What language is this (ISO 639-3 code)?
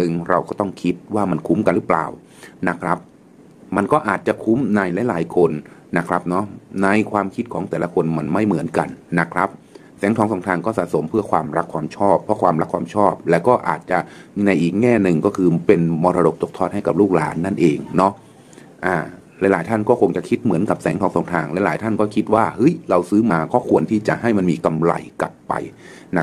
tha